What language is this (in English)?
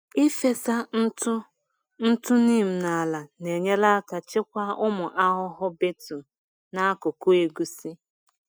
Igbo